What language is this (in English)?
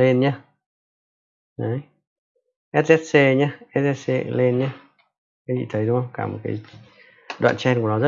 Vietnamese